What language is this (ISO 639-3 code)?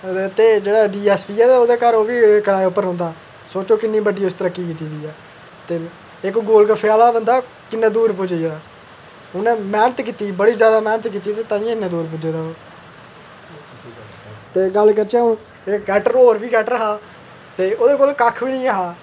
doi